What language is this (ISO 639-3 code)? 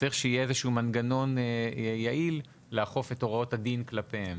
heb